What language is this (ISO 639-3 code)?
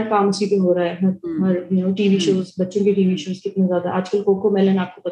urd